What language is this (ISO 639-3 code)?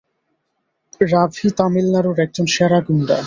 ben